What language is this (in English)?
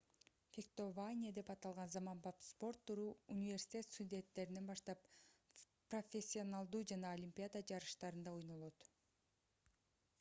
Kyrgyz